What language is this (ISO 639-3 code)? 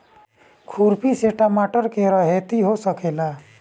bho